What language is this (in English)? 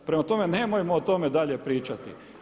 Croatian